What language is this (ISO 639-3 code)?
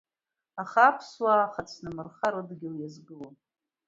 abk